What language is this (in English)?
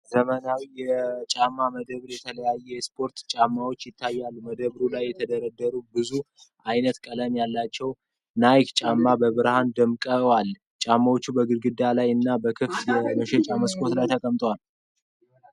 Amharic